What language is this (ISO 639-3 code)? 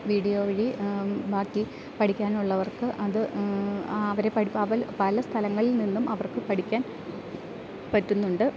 mal